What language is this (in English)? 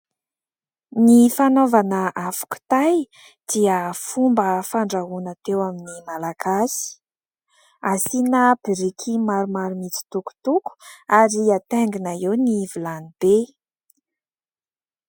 Malagasy